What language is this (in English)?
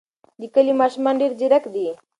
Pashto